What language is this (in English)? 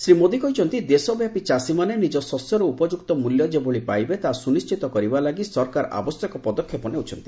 Odia